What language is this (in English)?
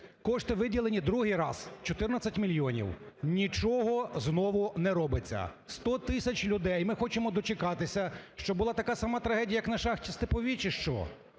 Ukrainian